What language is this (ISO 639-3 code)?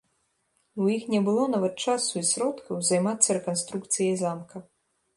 bel